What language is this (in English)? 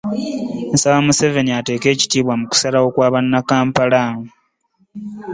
Ganda